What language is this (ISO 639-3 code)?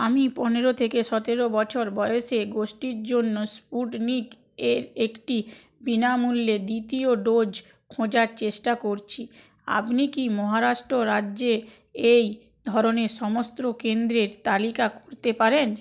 ben